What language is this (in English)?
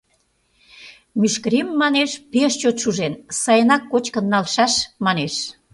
Mari